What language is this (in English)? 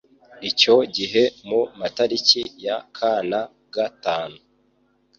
Kinyarwanda